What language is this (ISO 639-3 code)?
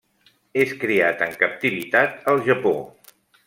cat